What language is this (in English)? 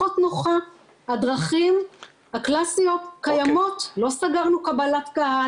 Hebrew